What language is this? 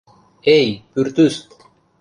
Mari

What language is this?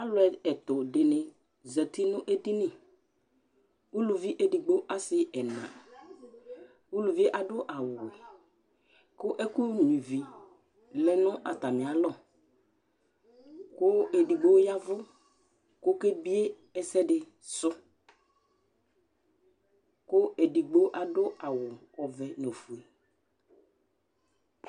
Ikposo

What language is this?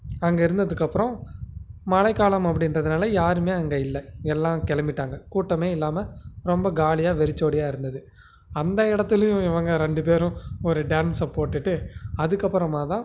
Tamil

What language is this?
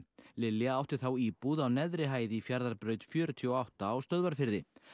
Icelandic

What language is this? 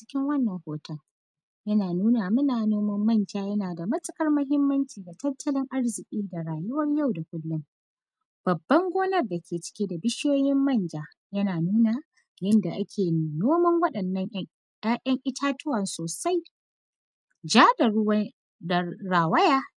Hausa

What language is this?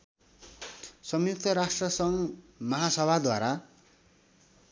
Nepali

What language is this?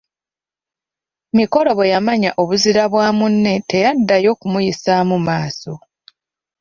Ganda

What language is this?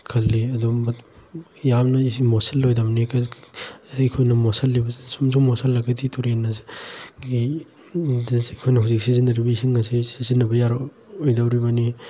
Manipuri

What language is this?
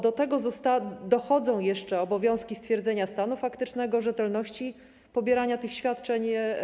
Polish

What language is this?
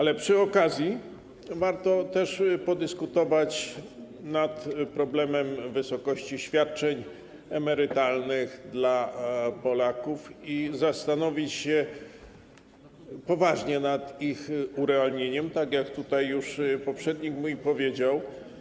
Polish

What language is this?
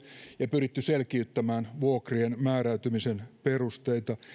Finnish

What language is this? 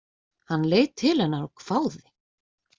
Icelandic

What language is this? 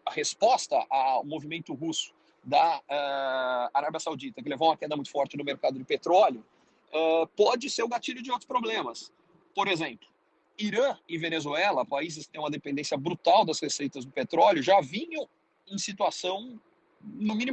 Portuguese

